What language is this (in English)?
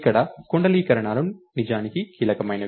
Telugu